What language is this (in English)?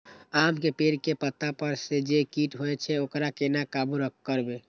Maithili